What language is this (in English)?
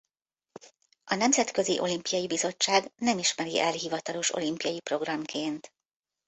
Hungarian